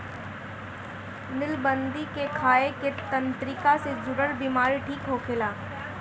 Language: Bhojpuri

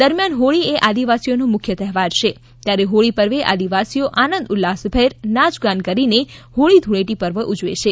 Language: Gujarati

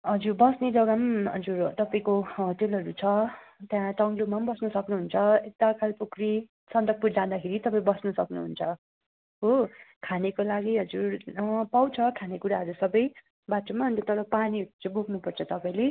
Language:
Nepali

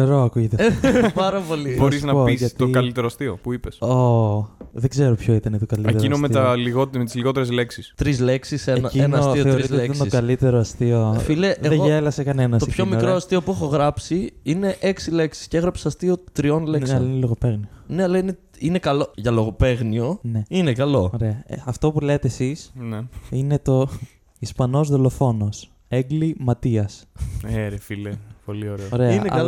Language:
Greek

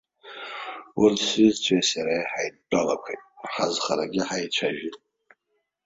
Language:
Abkhazian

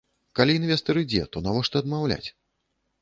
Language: Belarusian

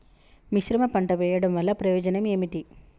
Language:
Telugu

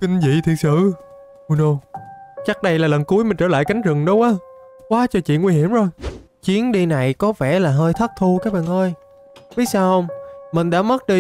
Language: Vietnamese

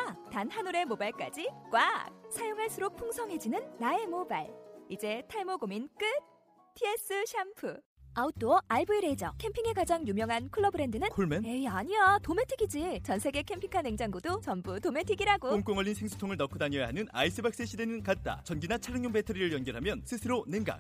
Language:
Korean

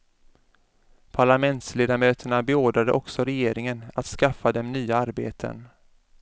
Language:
Swedish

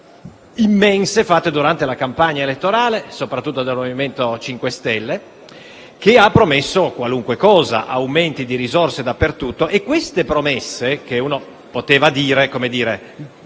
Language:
Italian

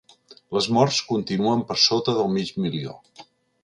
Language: Catalan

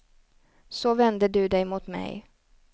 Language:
Swedish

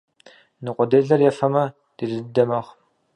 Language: Kabardian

